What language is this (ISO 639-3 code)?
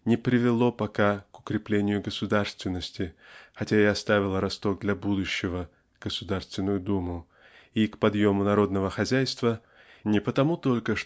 rus